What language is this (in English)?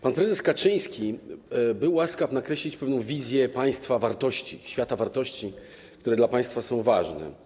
Polish